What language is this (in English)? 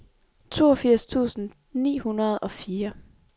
Danish